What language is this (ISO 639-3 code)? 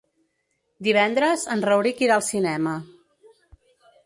cat